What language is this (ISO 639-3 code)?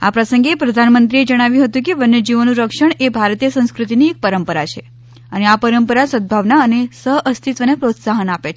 guj